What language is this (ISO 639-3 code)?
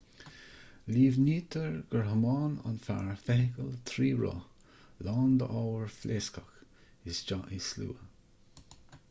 gle